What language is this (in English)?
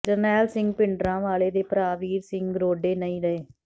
Punjabi